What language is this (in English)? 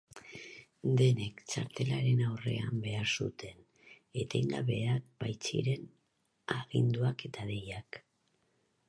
Basque